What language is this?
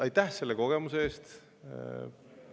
Estonian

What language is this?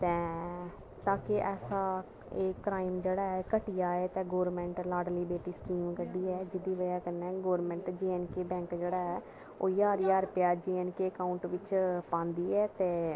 Dogri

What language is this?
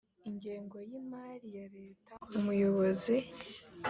Kinyarwanda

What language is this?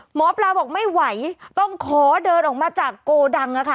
Thai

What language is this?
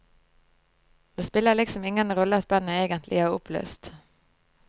Norwegian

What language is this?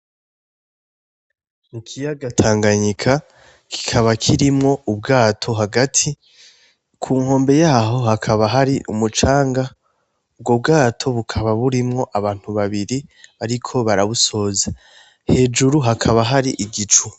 Rundi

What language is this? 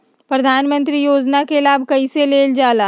Magahi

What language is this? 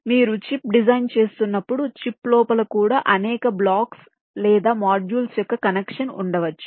Telugu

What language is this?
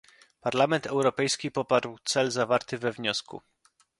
Polish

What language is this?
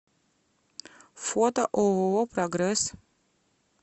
Russian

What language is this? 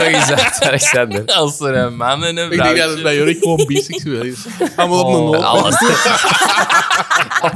Dutch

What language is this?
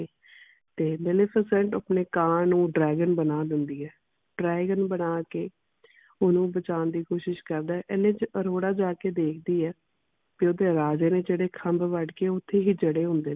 Punjabi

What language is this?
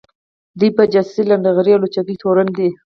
Pashto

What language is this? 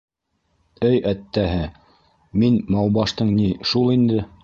Bashkir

